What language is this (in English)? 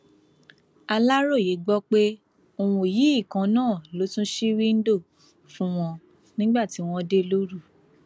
Yoruba